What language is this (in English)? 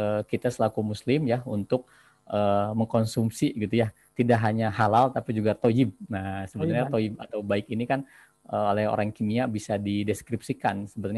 Indonesian